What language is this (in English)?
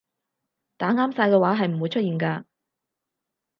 Cantonese